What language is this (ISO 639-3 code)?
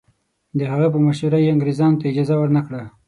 pus